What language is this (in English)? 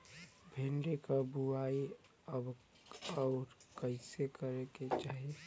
Bhojpuri